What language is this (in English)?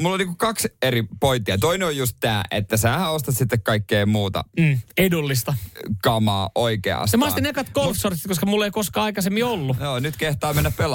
Finnish